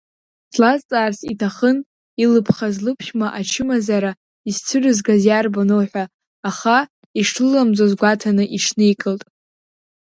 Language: Abkhazian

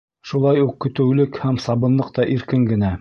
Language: Bashkir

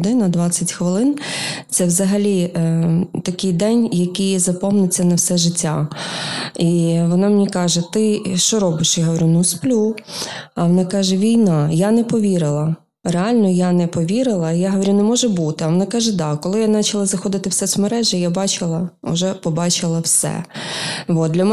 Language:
Ukrainian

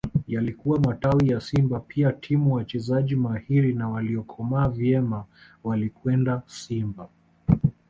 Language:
Swahili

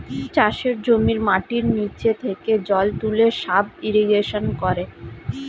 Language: Bangla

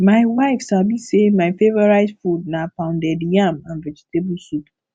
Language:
Nigerian Pidgin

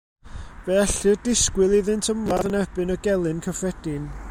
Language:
Welsh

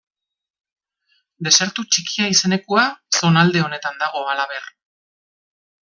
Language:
Basque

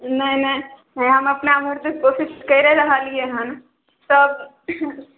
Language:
Maithili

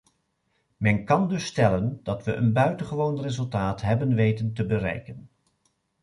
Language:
Dutch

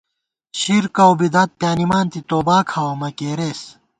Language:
Gawar-Bati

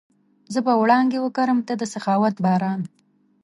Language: Pashto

